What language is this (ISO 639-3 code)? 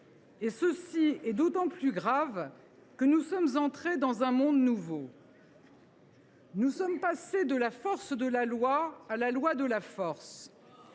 fra